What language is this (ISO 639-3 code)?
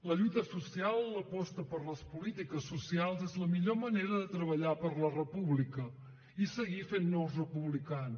cat